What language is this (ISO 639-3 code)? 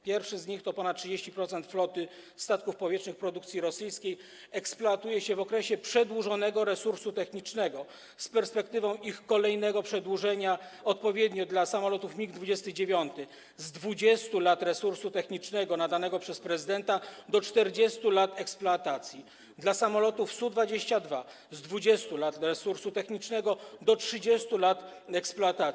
pol